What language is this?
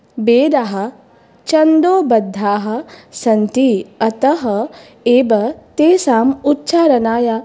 Sanskrit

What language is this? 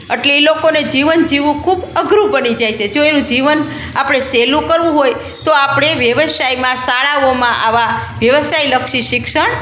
Gujarati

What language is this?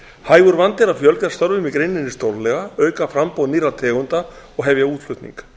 Icelandic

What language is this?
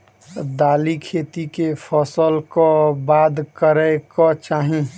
Maithili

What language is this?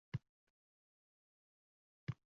Uzbek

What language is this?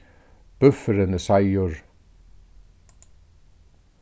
Faroese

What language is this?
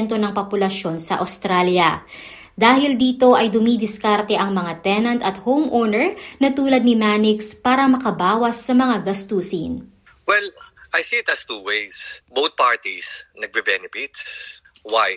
Filipino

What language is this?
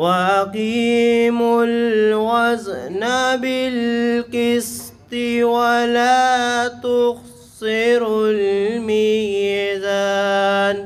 Arabic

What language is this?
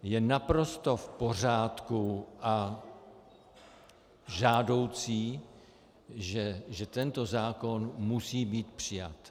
Czech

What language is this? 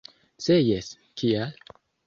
Esperanto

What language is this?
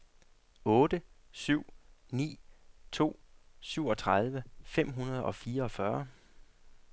Danish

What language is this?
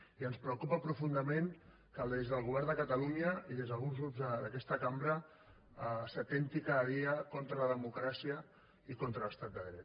Catalan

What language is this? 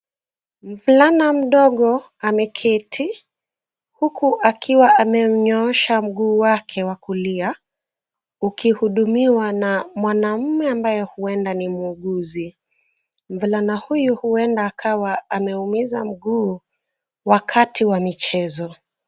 Swahili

